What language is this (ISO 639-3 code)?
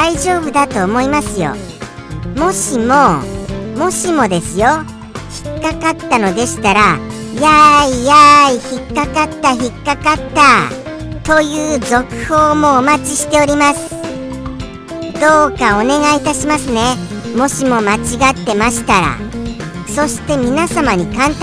jpn